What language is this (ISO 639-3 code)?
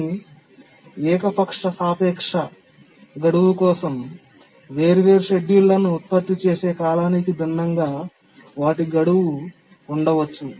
tel